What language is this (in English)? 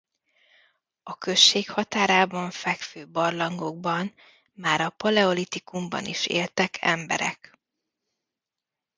Hungarian